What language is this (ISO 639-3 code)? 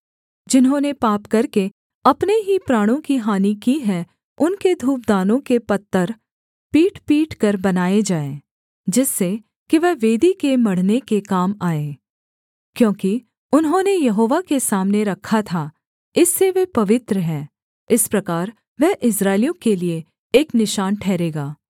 hin